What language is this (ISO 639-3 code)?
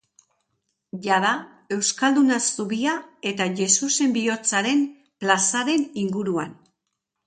eus